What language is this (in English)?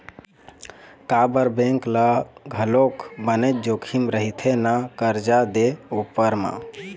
Chhattisgarhi